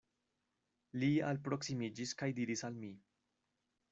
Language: Esperanto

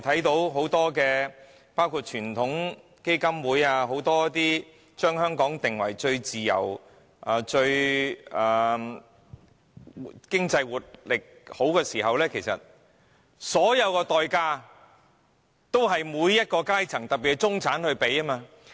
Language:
Cantonese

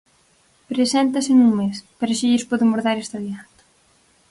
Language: Galician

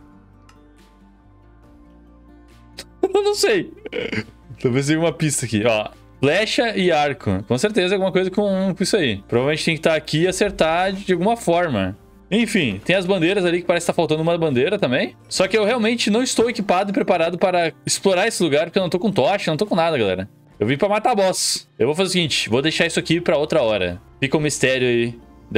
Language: Portuguese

